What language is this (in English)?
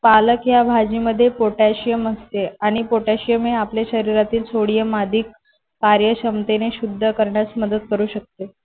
Marathi